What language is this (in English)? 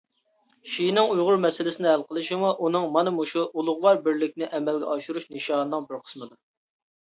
Uyghur